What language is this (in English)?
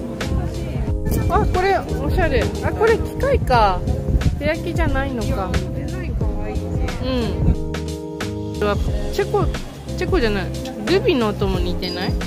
Japanese